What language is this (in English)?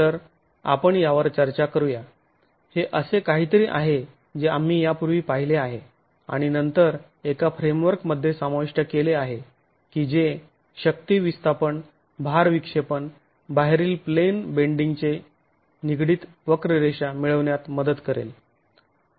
Marathi